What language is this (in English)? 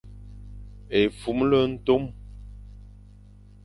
Fang